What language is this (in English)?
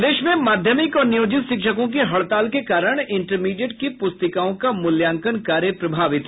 Hindi